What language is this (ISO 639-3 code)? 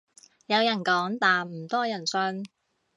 yue